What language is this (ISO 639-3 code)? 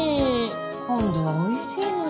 jpn